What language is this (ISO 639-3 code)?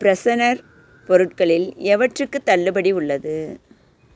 tam